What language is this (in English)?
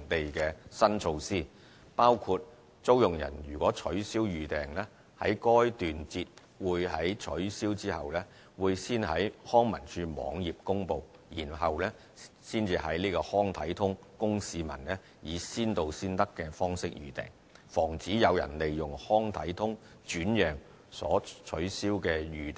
Cantonese